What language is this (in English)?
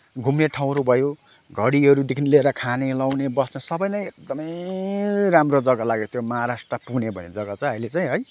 Nepali